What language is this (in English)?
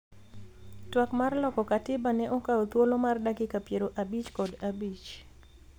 Luo (Kenya and Tanzania)